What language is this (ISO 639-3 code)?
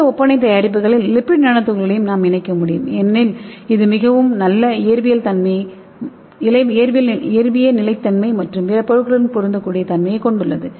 tam